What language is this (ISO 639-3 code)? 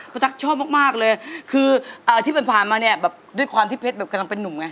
tha